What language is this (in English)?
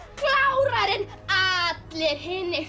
Icelandic